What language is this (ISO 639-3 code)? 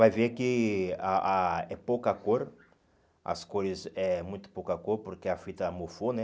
por